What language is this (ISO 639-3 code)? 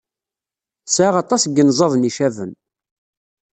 kab